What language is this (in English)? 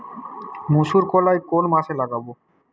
Bangla